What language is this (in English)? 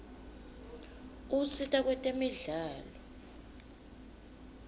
Swati